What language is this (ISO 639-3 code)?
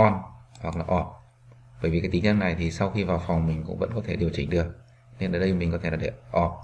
vie